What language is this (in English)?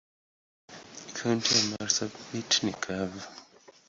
Swahili